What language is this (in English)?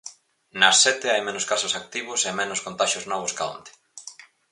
Galician